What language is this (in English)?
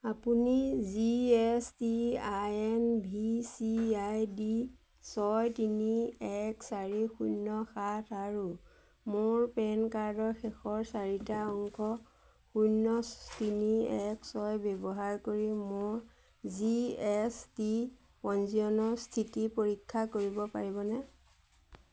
Assamese